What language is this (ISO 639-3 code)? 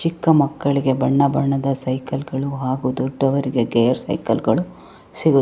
kan